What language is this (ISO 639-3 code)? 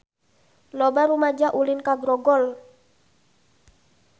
sun